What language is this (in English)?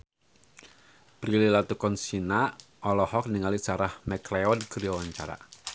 Sundanese